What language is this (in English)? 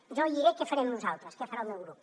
Catalan